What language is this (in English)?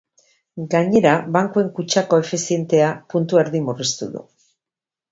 Basque